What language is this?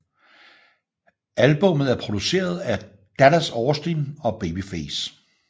Danish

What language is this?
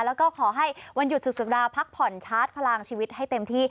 Thai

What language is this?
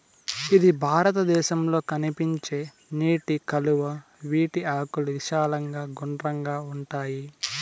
Telugu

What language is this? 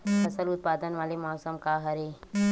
Chhattisgarhi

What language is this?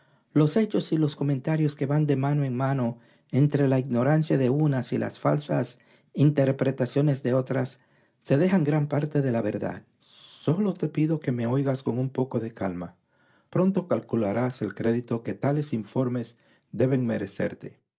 Spanish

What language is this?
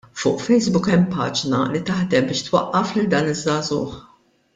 Maltese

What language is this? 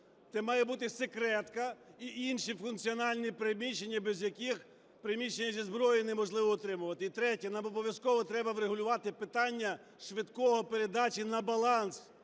Ukrainian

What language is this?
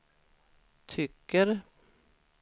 Swedish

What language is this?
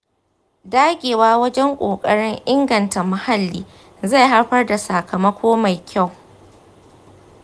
Hausa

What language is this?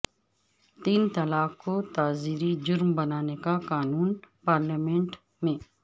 Urdu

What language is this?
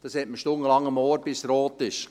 Swiss German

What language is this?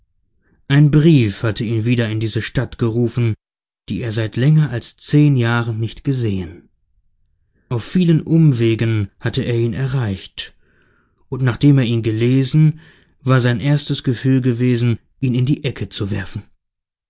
German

